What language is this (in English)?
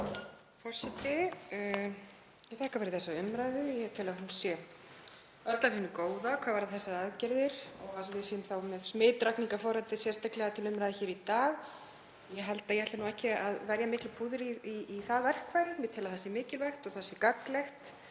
Icelandic